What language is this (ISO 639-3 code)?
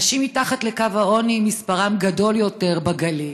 heb